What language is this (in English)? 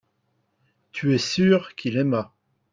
French